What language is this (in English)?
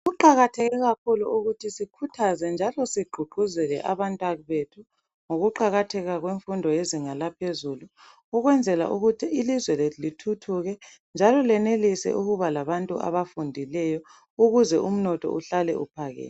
North Ndebele